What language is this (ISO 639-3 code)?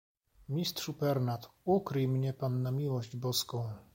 pol